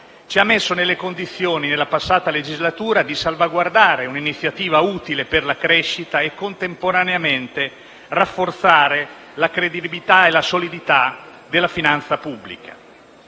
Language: Italian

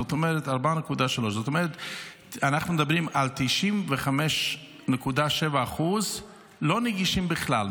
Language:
Hebrew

